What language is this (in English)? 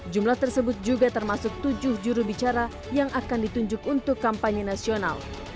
Indonesian